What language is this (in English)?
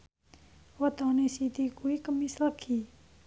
Javanese